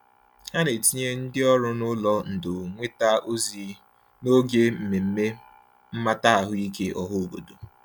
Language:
Igbo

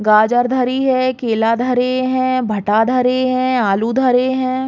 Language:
Bundeli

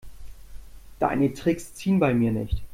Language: German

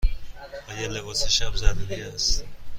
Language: Persian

